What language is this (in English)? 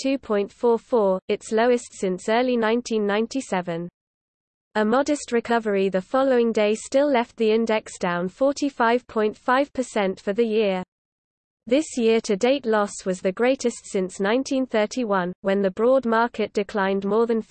English